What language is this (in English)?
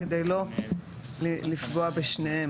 Hebrew